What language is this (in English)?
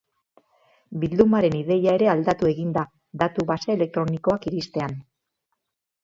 Basque